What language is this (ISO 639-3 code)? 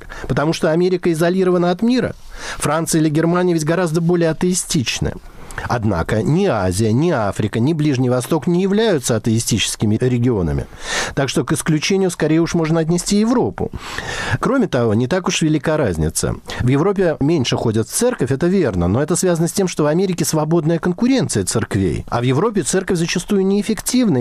rus